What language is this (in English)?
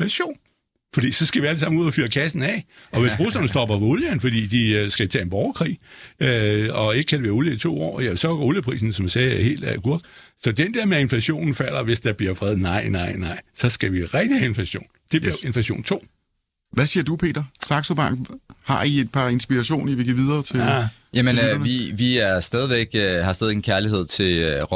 Danish